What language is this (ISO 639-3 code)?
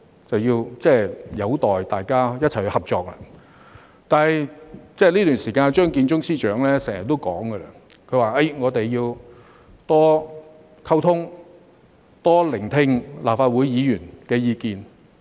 yue